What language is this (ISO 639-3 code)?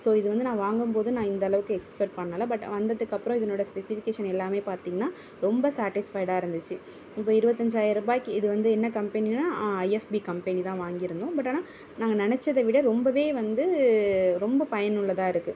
tam